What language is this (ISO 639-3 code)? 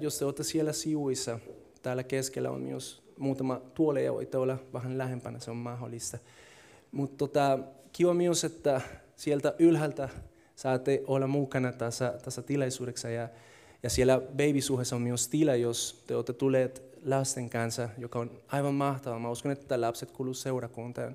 fin